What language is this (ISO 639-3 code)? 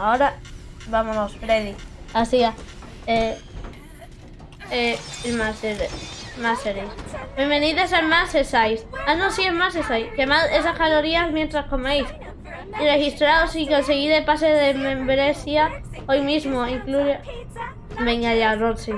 spa